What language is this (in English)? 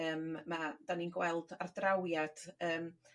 Welsh